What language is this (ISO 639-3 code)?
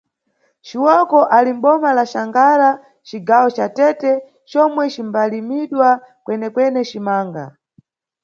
nyu